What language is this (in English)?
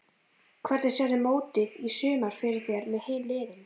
Icelandic